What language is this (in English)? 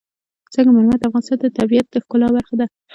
Pashto